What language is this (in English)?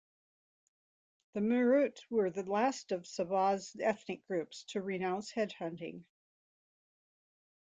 English